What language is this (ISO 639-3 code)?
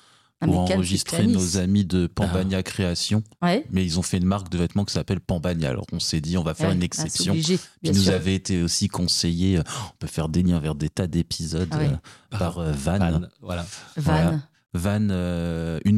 fra